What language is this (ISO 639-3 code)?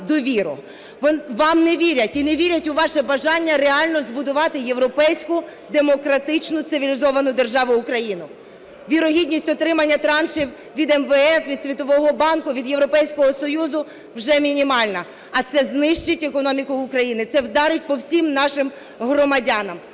ukr